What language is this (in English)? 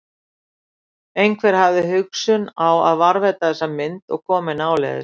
Icelandic